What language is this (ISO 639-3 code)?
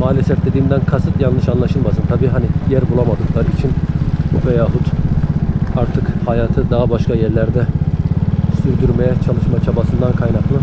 tur